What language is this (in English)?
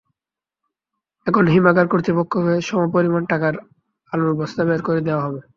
Bangla